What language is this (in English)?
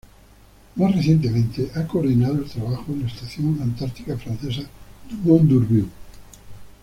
Spanish